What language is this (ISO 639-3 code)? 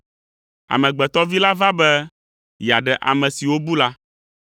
ewe